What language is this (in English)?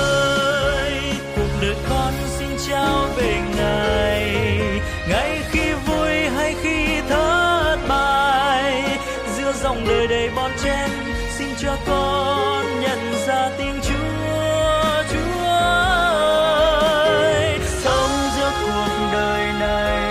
Vietnamese